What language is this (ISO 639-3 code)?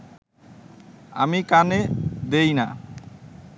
ben